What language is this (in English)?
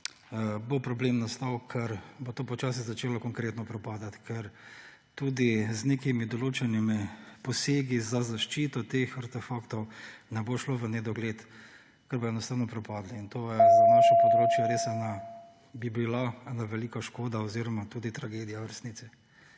Slovenian